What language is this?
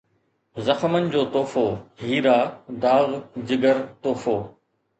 Sindhi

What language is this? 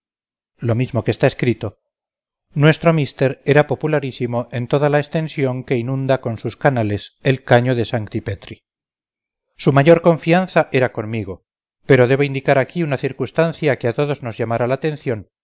Spanish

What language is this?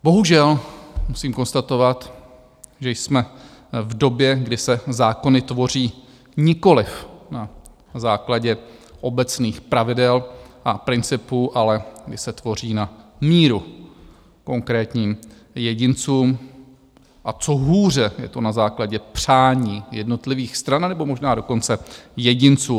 Czech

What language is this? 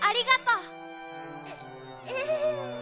Japanese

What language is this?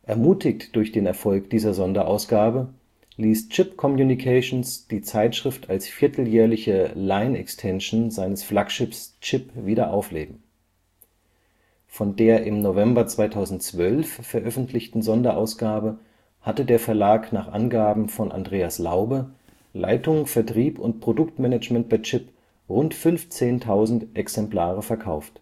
German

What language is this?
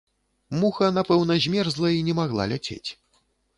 Belarusian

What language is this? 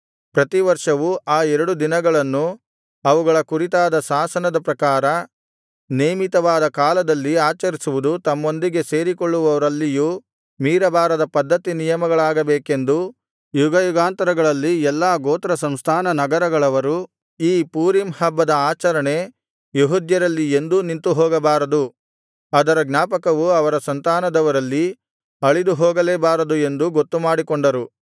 Kannada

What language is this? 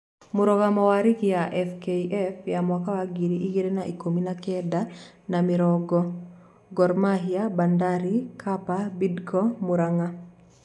Kikuyu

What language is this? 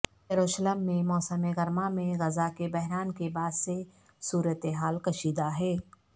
Urdu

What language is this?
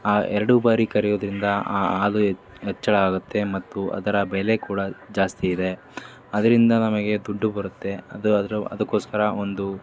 Kannada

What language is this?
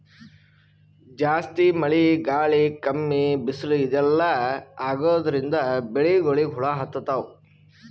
Kannada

